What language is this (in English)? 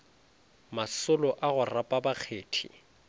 Northern Sotho